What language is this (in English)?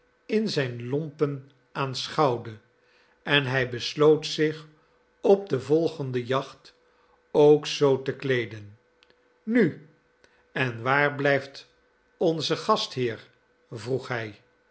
Dutch